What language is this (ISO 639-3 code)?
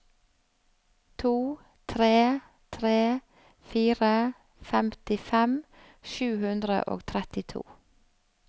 nor